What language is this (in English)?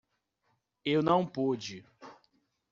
Portuguese